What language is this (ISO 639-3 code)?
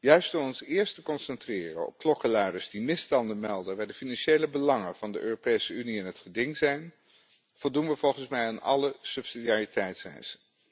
nld